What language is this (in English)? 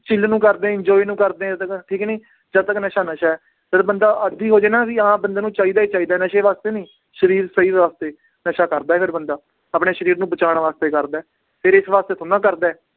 Punjabi